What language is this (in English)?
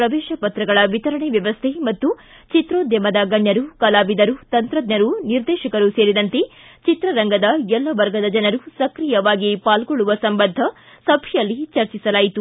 Kannada